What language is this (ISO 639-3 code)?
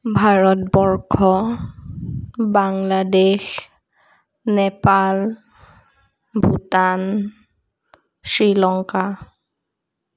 asm